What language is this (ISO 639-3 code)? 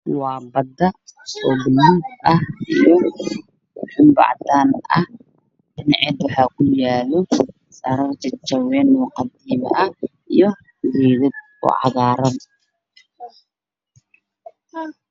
som